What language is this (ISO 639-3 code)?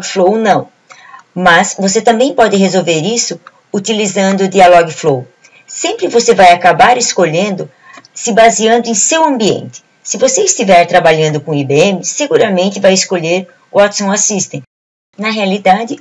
por